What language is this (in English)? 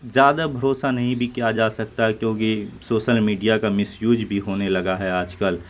Urdu